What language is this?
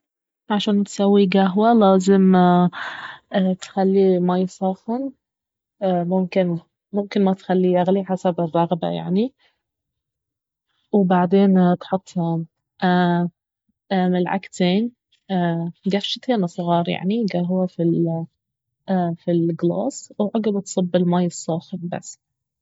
Baharna Arabic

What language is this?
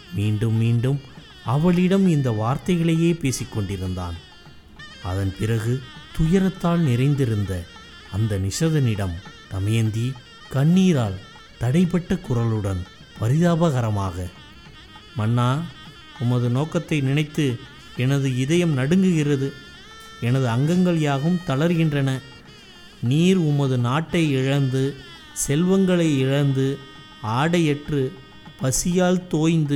Tamil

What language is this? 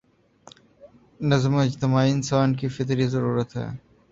Urdu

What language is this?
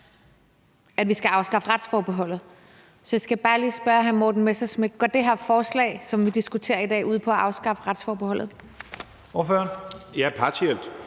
Danish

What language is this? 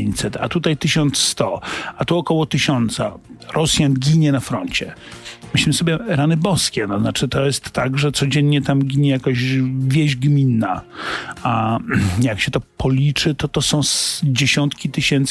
Polish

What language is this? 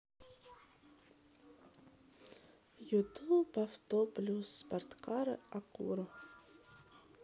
Russian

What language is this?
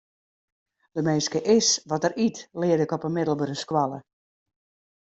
Western Frisian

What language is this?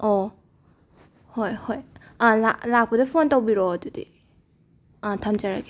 Manipuri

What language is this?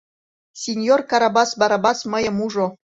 Mari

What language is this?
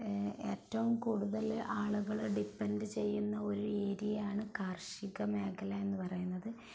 Malayalam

